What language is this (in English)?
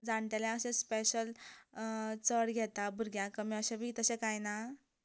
Konkani